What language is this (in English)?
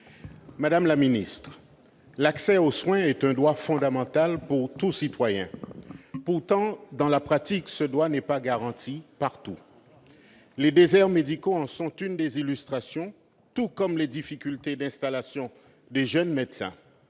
French